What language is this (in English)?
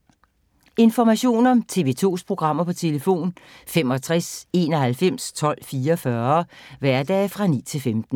Danish